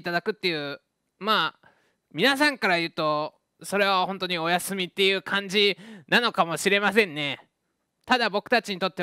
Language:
Japanese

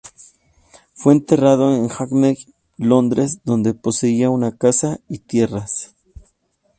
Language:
Spanish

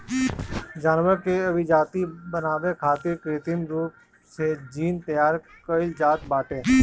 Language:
Bhojpuri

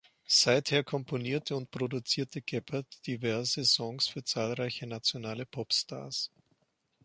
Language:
German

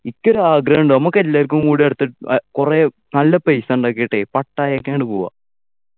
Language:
Malayalam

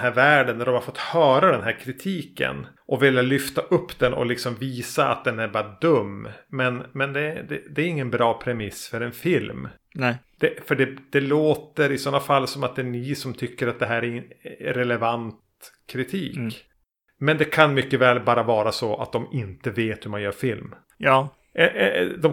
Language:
Swedish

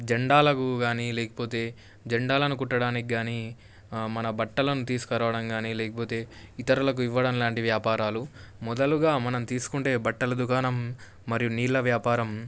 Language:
Telugu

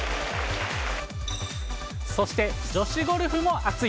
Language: Japanese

